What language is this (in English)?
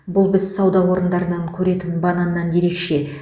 Kazakh